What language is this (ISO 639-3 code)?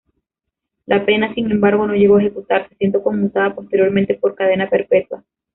spa